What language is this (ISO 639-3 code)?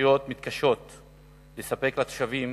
heb